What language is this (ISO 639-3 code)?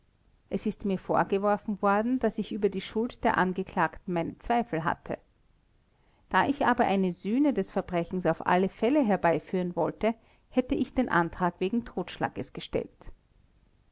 deu